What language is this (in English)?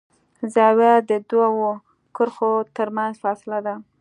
Pashto